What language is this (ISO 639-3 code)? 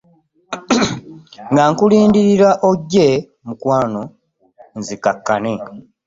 lug